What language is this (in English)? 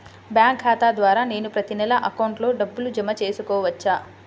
Telugu